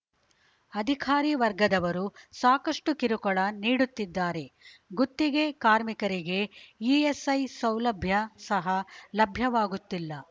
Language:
Kannada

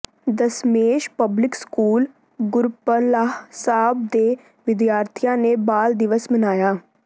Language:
Punjabi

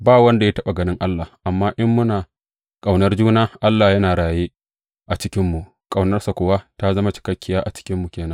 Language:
Hausa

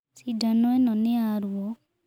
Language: Kikuyu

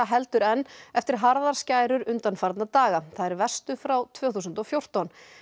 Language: Icelandic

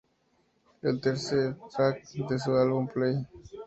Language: Spanish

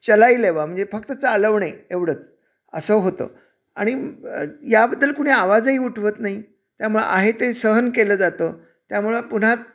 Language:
Marathi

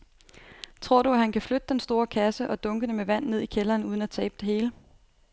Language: Danish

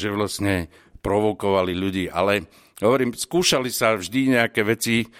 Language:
Slovak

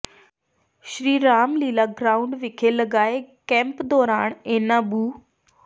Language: Punjabi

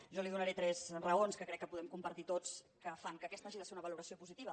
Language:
Catalan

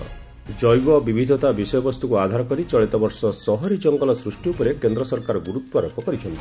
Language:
Odia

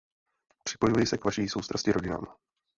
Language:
Czech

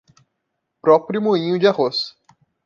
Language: Portuguese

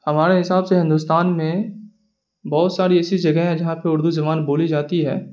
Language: Urdu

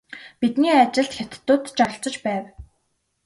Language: Mongolian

